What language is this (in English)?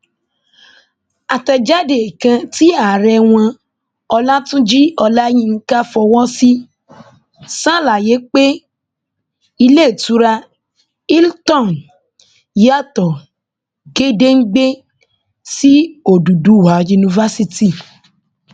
Yoruba